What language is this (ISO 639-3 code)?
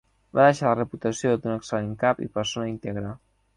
cat